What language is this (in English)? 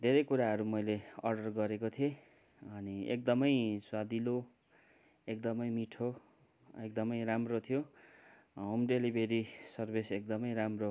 Nepali